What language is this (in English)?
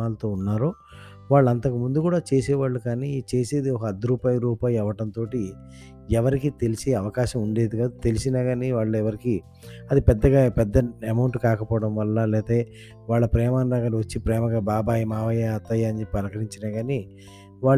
Telugu